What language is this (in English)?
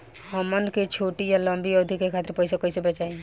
Bhojpuri